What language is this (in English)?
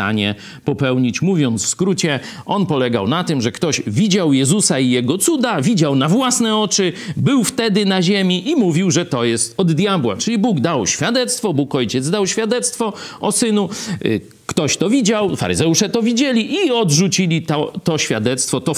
Polish